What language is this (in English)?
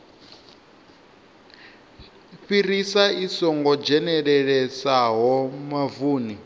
Venda